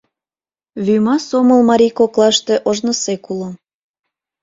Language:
Mari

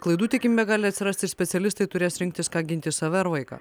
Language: Lithuanian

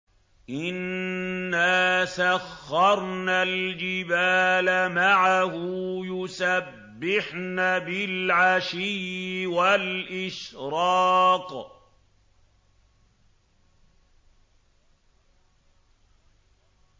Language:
Arabic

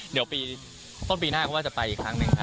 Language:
Thai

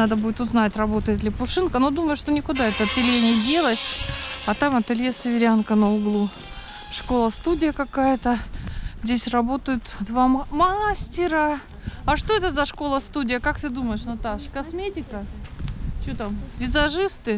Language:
Russian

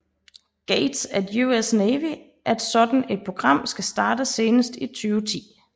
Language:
Danish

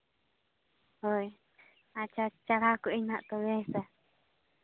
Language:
Santali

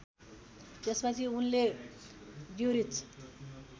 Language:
Nepali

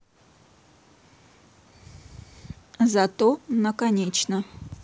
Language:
Russian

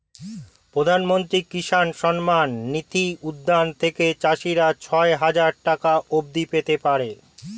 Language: Bangla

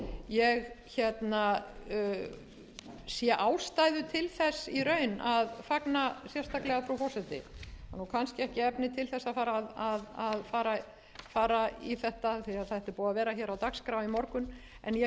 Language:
Icelandic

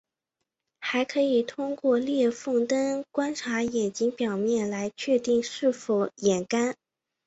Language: Chinese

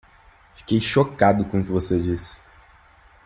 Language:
Portuguese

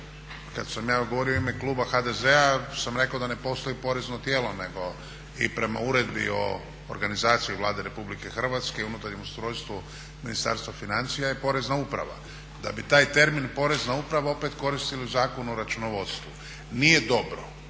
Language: Croatian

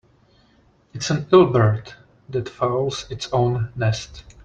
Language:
English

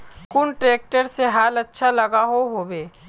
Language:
Magahi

